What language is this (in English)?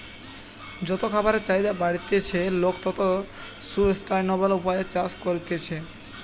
Bangla